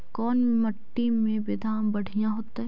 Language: Magahi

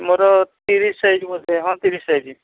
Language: Odia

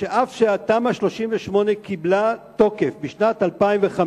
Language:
Hebrew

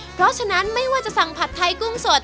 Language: Thai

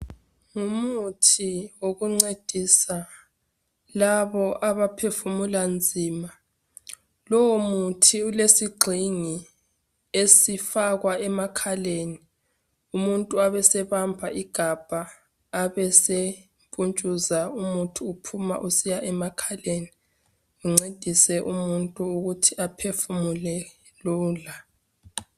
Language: North Ndebele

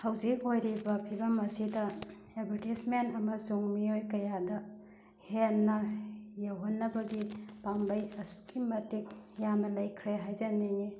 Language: Manipuri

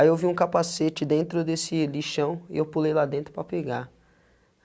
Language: Portuguese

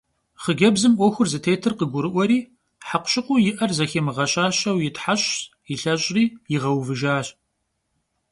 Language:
Kabardian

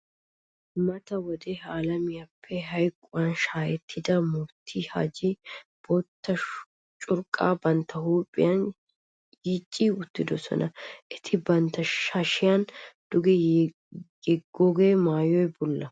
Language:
Wolaytta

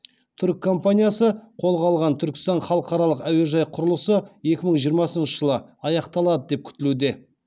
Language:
Kazakh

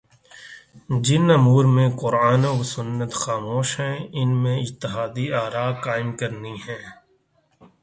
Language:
Urdu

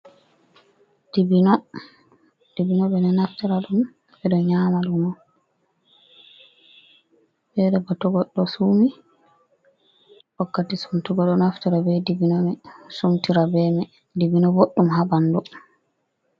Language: Fula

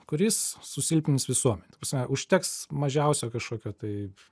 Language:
Lithuanian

